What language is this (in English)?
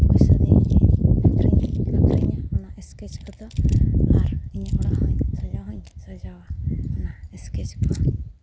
Santali